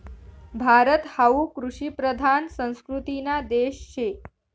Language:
Marathi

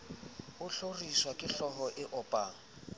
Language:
Southern Sotho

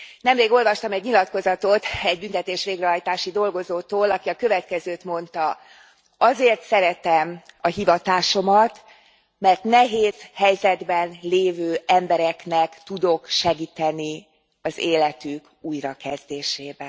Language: Hungarian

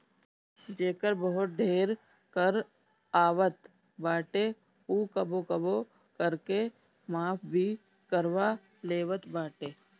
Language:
Bhojpuri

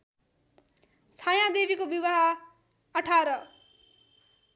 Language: Nepali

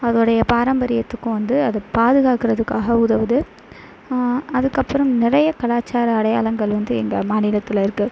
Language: Tamil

